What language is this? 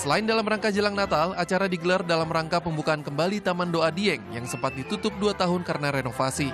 Indonesian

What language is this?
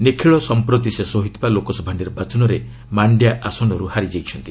Odia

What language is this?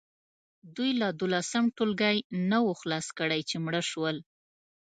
Pashto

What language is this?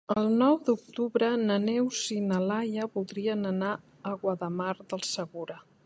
Catalan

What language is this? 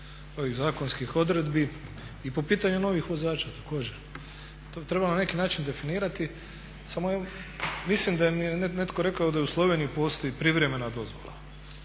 Croatian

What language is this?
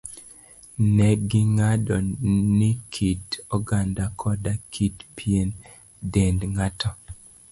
Luo (Kenya and Tanzania)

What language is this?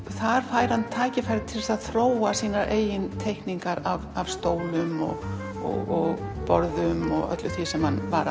Icelandic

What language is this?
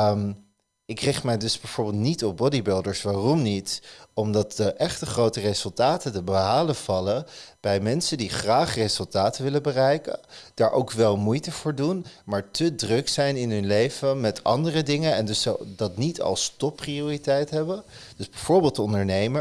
Dutch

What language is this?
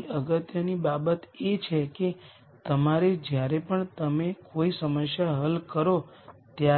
Gujarati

